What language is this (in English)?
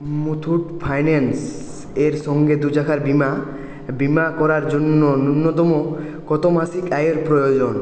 Bangla